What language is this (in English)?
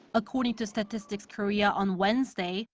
English